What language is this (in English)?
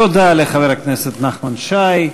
Hebrew